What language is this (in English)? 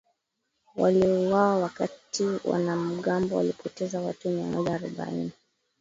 Swahili